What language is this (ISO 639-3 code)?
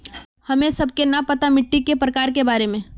mag